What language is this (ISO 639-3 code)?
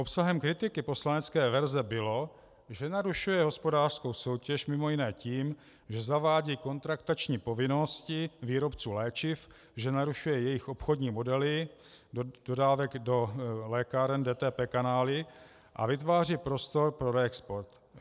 ces